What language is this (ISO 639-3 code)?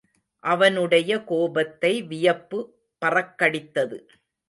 tam